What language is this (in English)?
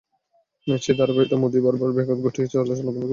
Bangla